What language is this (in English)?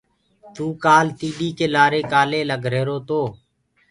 Gurgula